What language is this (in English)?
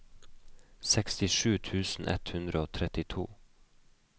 Norwegian